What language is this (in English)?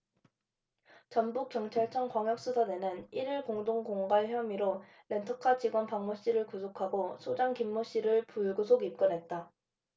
Korean